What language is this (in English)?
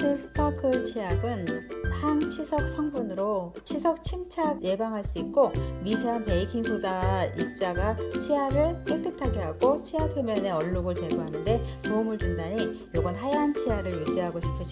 Korean